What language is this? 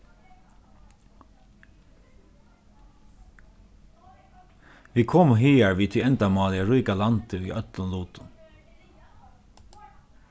Faroese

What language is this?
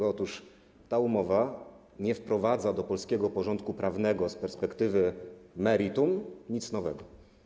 Polish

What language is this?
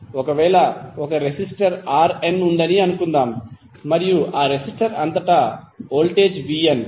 Telugu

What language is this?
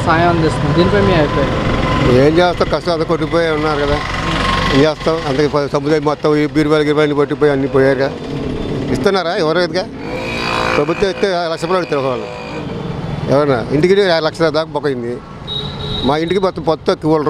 Telugu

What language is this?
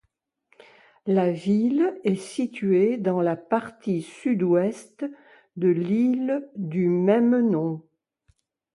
French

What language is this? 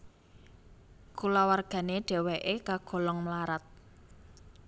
Javanese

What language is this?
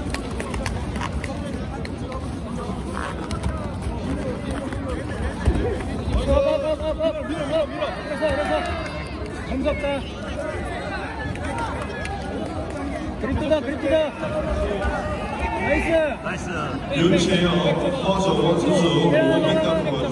Korean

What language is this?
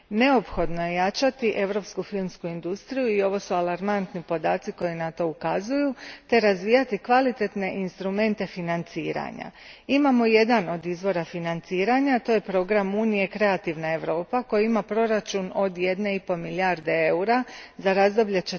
Croatian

